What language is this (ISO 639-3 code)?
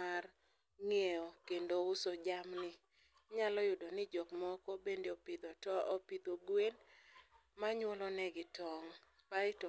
luo